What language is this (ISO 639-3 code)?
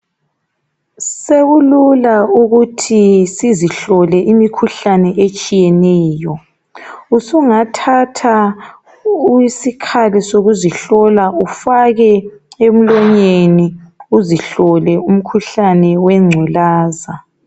nde